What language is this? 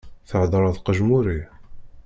Kabyle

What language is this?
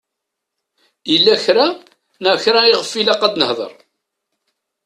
Kabyle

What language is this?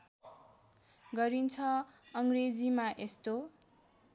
Nepali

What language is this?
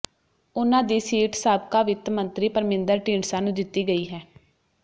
Punjabi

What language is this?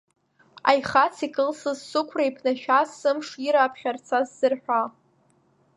Abkhazian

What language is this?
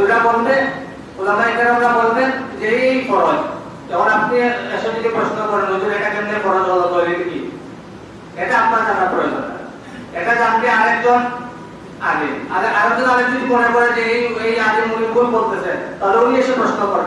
Bangla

